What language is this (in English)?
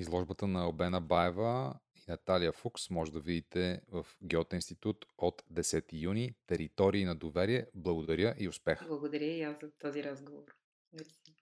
Bulgarian